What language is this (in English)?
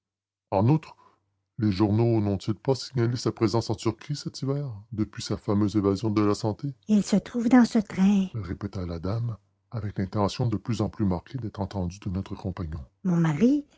French